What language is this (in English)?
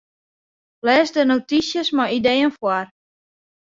Western Frisian